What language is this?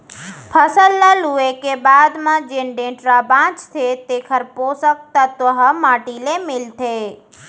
Chhattisgarhi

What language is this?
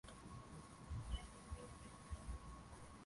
Swahili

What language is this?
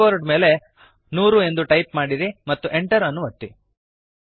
Kannada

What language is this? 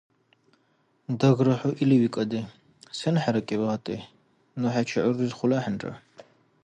Dargwa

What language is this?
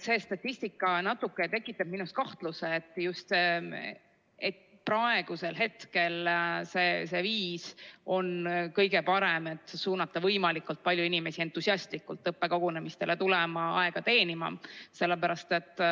Estonian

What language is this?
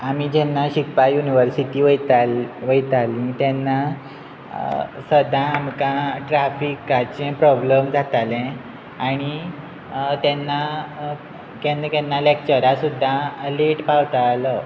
Konkani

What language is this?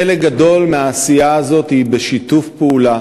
Hebrew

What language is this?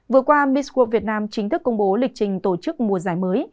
Vietnamese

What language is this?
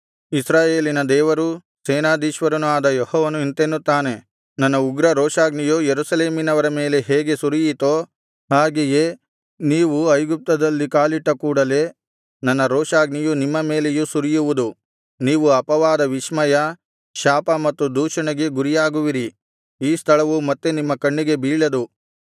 Kannada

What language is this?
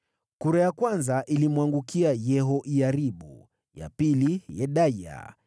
Swahili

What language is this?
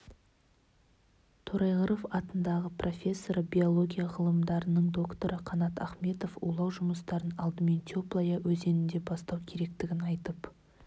Kazakh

